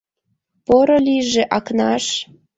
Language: Mari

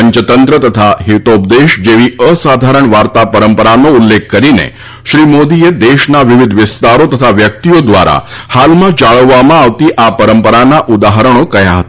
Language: Gujarati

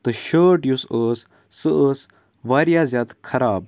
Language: Kashmiri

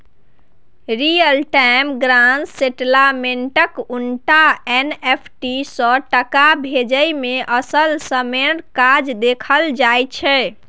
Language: Maithili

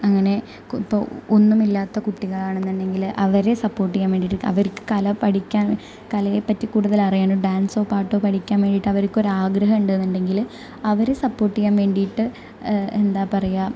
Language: Malayalam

